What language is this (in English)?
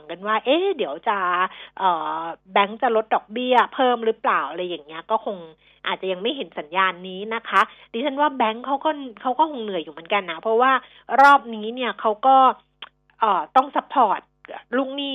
Thai